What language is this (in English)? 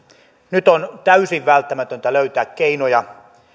Finnish